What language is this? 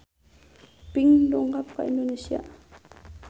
Sundanese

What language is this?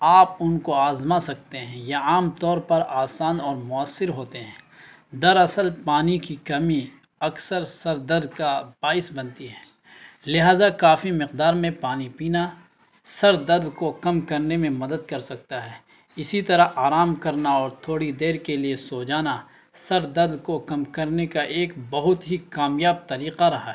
Urdu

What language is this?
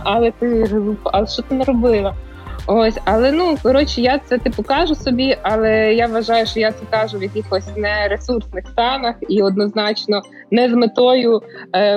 Ukrainian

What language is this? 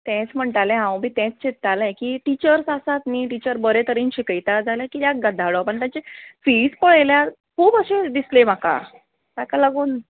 Konkani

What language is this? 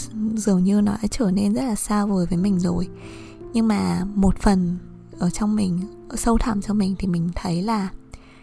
Vietnamese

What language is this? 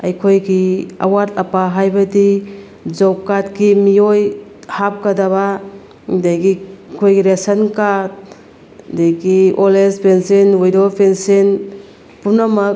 Manipuri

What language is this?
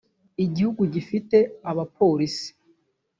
Kinyarwanda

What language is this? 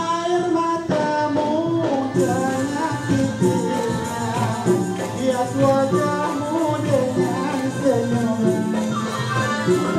Arabic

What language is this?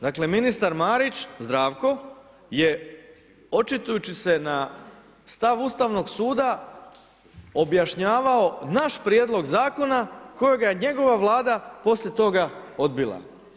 Croatian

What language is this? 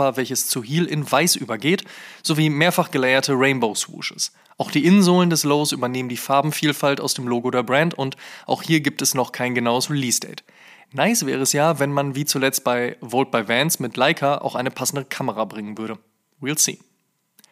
German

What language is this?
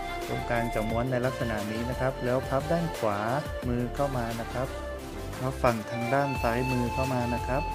Thai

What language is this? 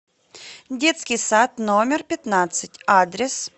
Russian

